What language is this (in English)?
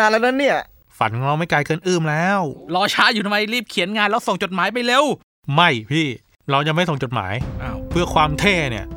Thai